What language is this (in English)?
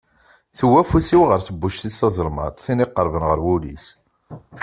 Kabyle